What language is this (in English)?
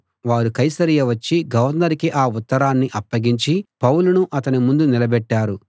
Telugu